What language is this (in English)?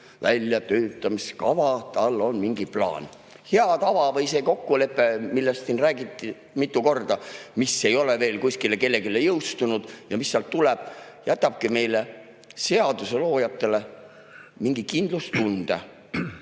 Estonian